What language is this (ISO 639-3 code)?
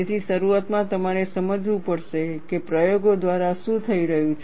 guj